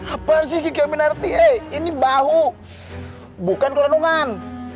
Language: Indonesian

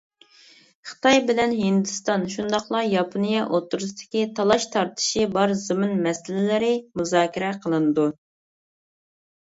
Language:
Uyghur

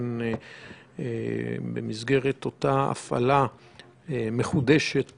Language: Hebrew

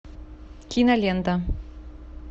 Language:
Russian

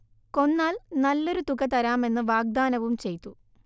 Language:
Malayalam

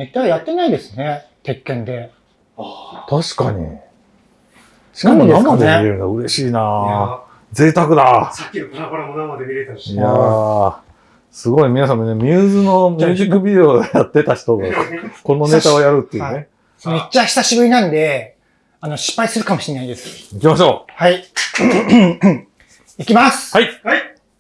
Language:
Japanese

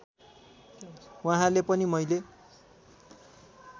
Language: Nepali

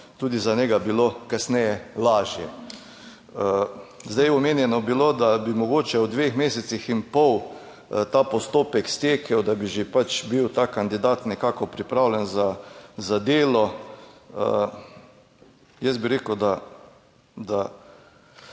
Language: Slovenian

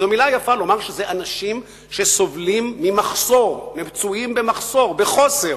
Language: Hebrew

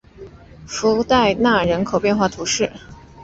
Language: Chinese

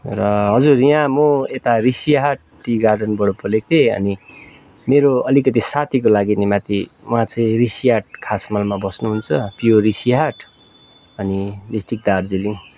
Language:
Nepali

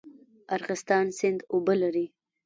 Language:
Pashto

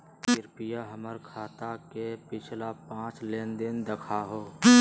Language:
Magahi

